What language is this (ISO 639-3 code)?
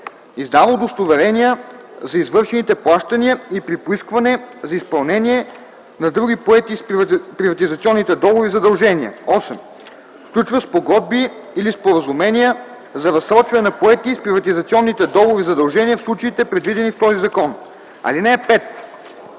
bul